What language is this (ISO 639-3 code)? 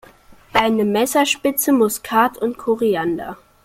deu